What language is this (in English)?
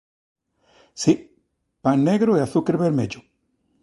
Galician